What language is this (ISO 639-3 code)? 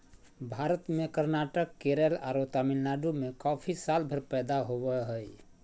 mag